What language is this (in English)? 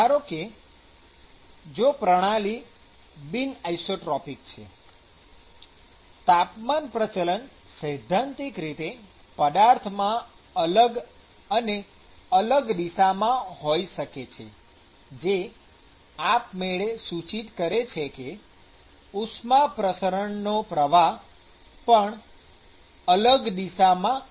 Gujarati